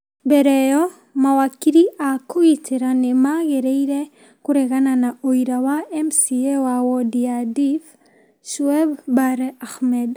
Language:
Kikuyu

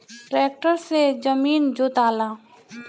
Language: Bhojpuri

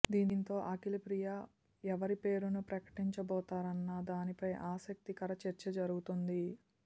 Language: Telugu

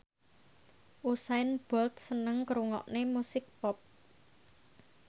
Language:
Javanese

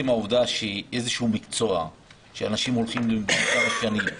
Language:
Hebrew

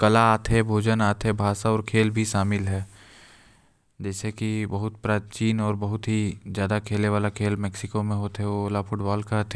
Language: Korwa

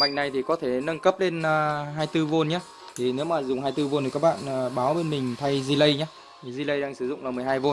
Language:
Vietnamese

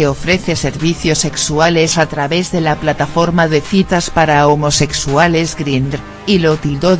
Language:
Spanish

